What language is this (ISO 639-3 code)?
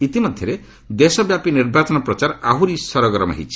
ori